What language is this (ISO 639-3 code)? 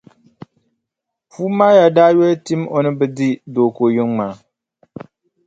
dag